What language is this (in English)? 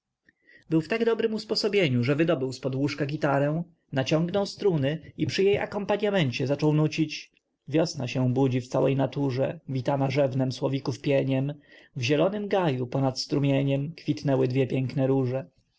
Polish